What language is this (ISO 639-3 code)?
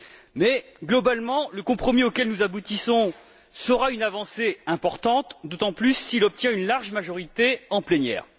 fra